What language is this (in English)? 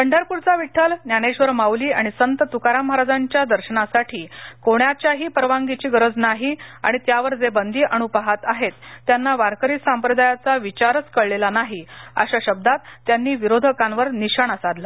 Marathi